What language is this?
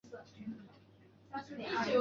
Chinese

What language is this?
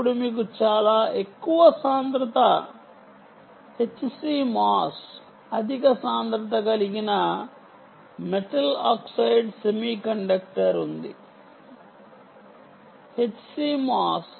Telugu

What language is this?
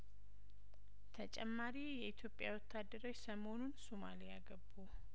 Amharic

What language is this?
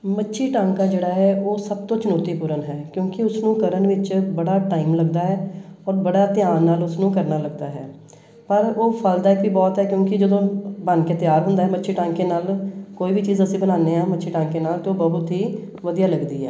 Punjabi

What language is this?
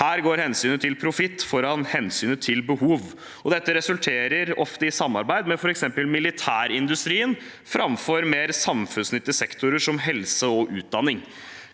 Norwegian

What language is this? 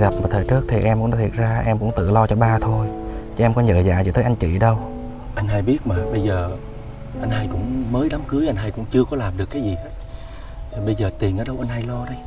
Vietnamese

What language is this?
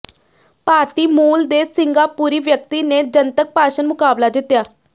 Punjabi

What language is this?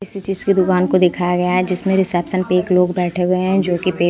Hindi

